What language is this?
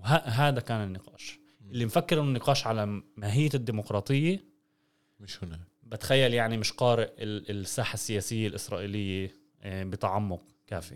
Arabic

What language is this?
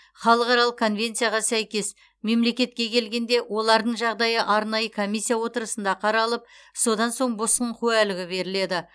Kazakh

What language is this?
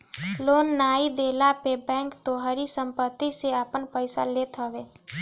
Bhojpuri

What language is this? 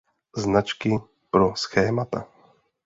Czech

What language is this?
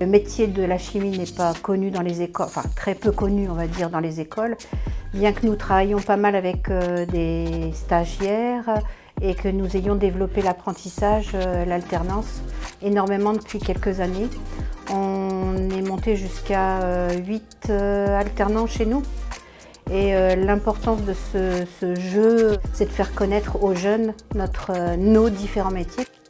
French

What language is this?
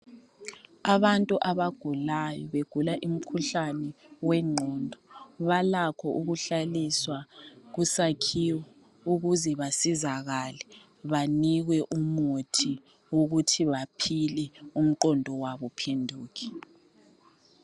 North Ndebele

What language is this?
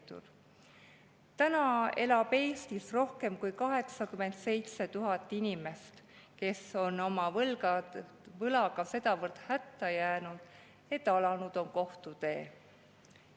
Estonian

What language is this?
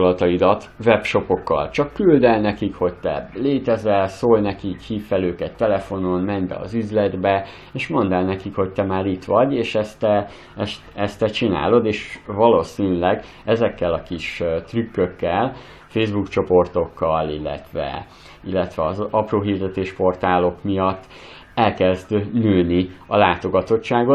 Hungarian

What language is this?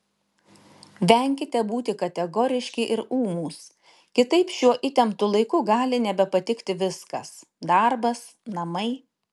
Lithuanian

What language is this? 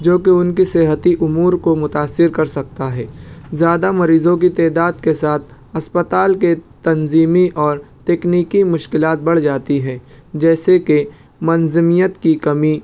Urdu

